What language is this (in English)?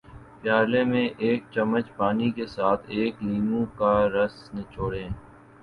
Urdu